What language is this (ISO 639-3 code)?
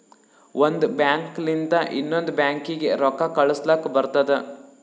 kan